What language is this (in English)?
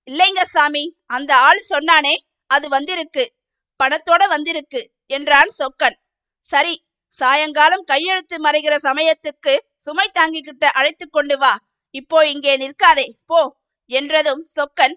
Tamil